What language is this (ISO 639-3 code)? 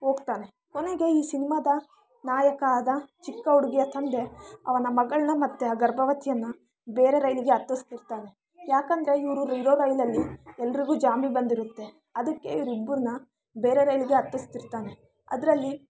kan